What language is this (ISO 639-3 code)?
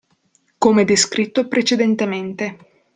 ita